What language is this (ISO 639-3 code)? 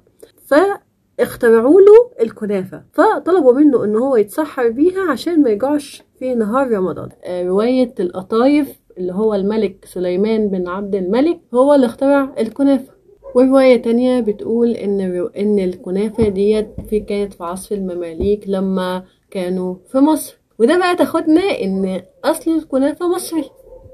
ara